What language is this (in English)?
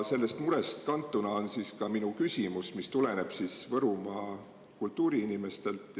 Estonian